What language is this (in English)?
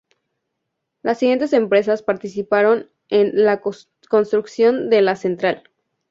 Spanish